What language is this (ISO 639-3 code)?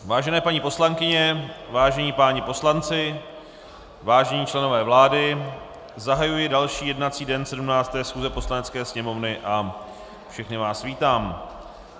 ces